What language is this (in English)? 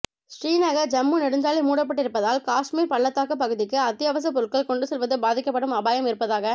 Tamil